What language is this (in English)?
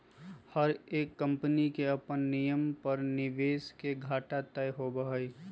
Magahi